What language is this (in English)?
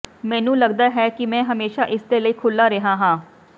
Punjabi